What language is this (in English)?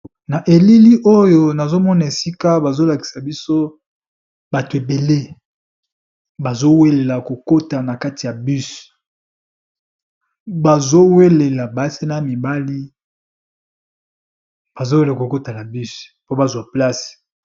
Lingala